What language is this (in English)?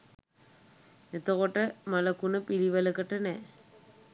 Sinhala